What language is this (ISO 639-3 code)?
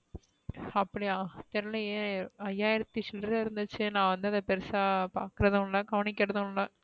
tam